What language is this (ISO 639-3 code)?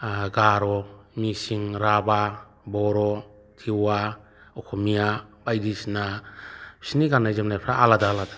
brx